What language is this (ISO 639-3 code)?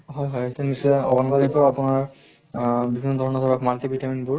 asm